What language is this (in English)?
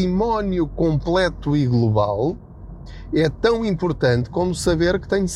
Portuguese